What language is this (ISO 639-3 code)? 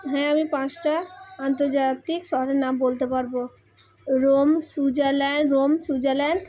ben